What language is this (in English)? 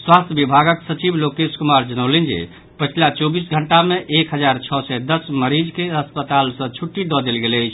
Maithili